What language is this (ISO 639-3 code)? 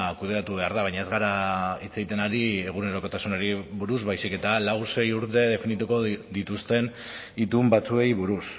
eus